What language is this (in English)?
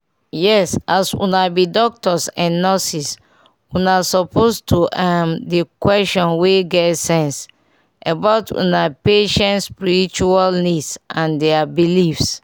Nigerian Pidgin